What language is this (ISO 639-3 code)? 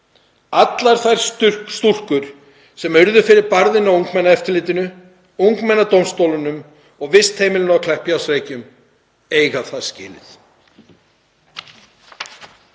isl